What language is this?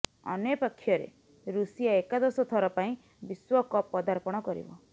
Odia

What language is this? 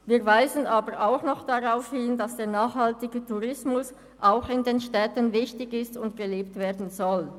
Swiss German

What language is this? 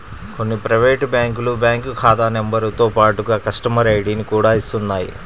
Telugu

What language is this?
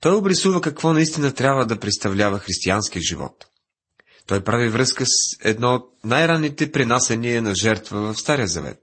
Bulgarian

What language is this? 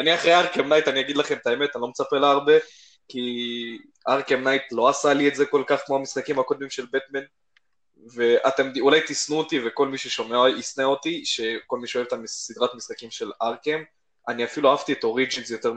Hebrew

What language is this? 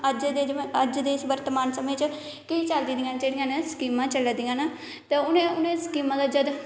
Dogri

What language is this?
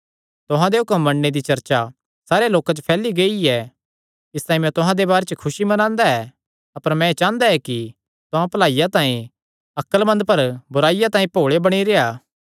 Kangri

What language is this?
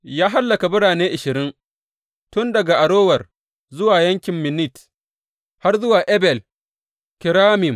Hausa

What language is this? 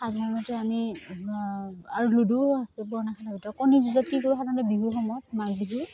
Assamese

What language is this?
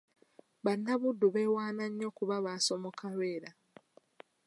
Ganda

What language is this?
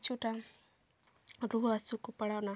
Santali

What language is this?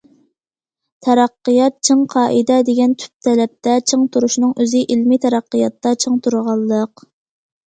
Uyghur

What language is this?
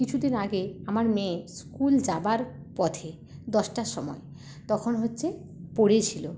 Bangla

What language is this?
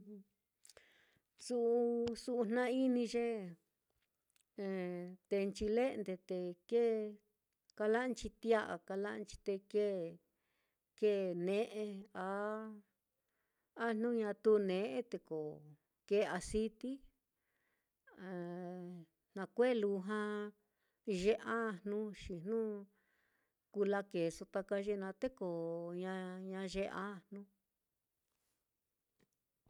Mitlatongo Mixtec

